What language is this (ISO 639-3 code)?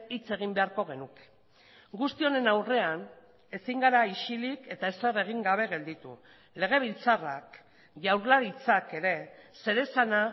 eus